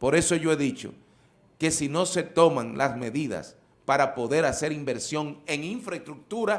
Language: Spanish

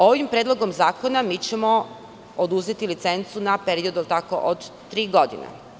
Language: Serbian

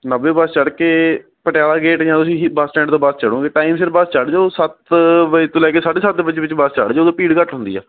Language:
Punjabi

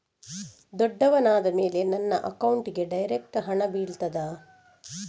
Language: Kannada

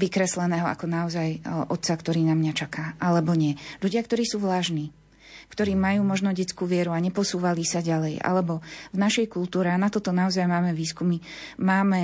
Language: Slovak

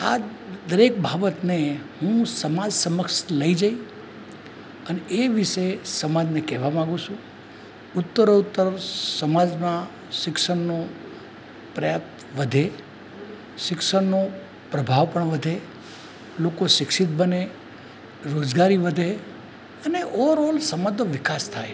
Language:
Gujarati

